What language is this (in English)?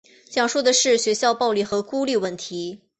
Chinese